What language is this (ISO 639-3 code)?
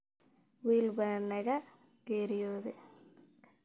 som